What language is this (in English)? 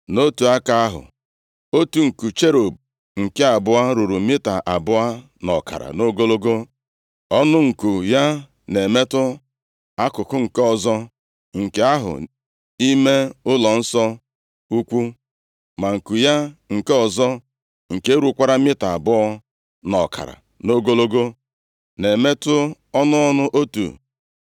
Igbo